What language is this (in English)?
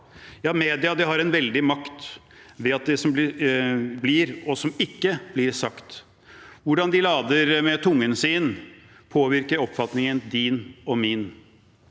Norwegian